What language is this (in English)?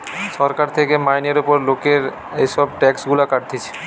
Bangla